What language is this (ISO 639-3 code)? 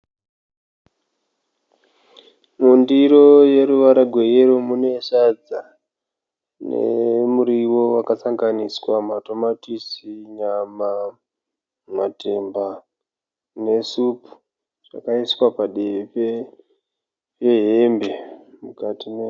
sna